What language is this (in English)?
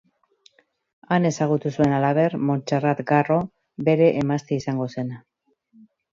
Basque